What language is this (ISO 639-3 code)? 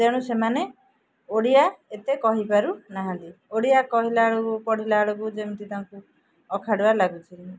ori